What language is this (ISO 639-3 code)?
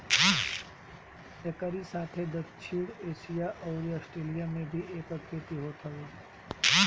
bho